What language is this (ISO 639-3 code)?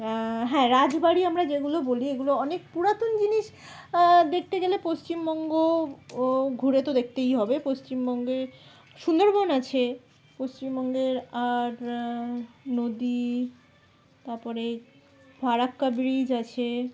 ben